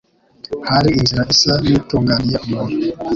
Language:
Kinyarwanda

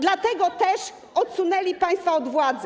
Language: Polish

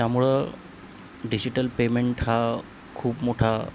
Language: Marathi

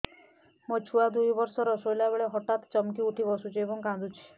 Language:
Odia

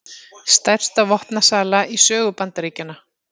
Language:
Icelandic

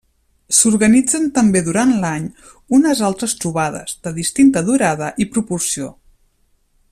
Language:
Catalan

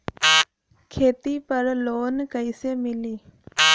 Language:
Bhojpuri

